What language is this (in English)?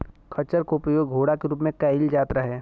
Bhojpuri